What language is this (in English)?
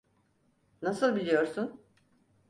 Turkish